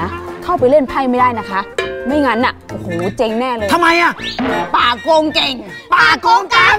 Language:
Thai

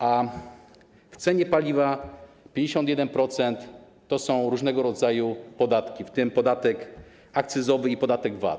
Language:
Polish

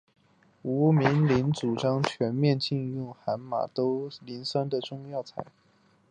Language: Chinese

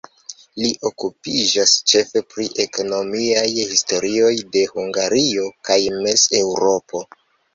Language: Esperanto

